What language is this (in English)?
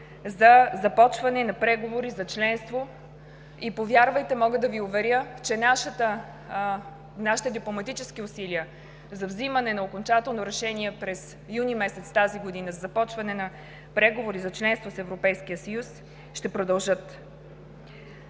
Bulgarian